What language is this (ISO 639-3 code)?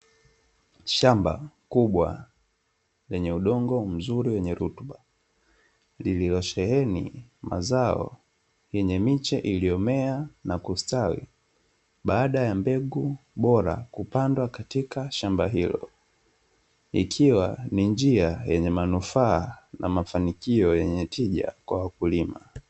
swa